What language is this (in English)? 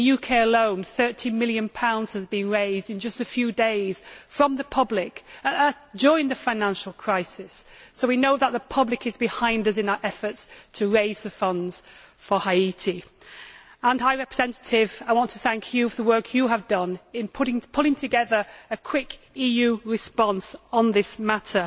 English